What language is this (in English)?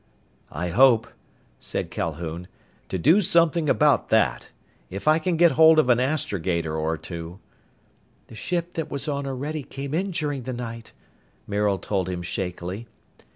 English